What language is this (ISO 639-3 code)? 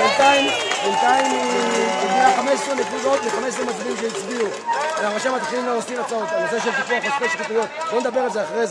heb